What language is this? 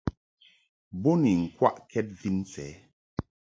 Mungaka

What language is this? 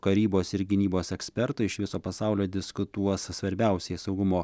Lithuanian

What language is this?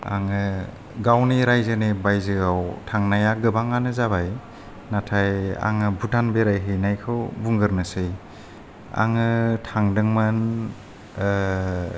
Bodo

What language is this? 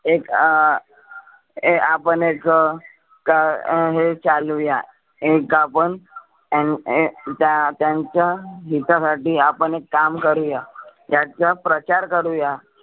Marathi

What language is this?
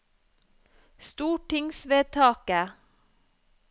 Norwegian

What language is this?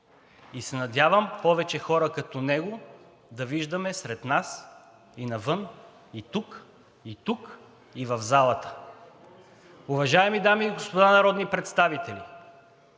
Bulgarian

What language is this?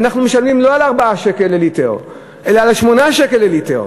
Hebrew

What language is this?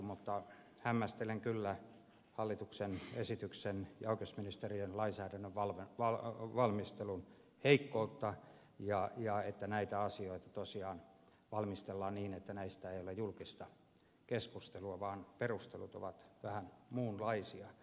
Finnish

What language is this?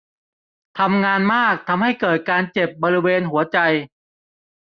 Thai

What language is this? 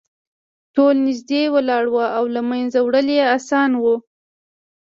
Pashto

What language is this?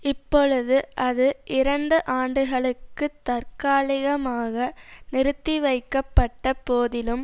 Tamil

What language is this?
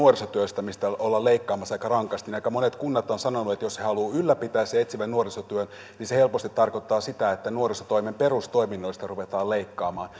Finnish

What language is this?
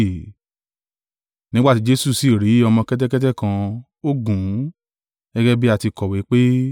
Yoruba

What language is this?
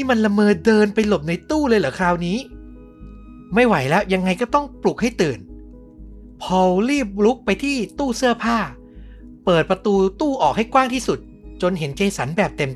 Thai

